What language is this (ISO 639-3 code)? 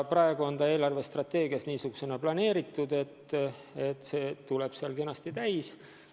est